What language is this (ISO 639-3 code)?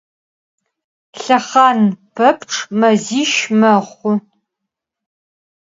ady